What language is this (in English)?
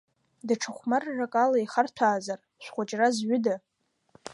Abkhazian